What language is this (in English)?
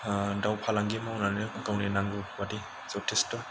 Bodo